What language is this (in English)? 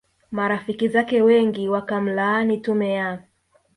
Swahili